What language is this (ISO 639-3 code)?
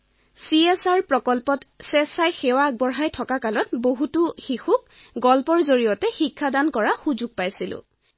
asm